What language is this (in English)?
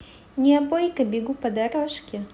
Russian